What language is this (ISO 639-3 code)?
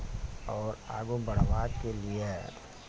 mai